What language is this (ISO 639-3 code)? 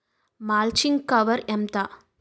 tel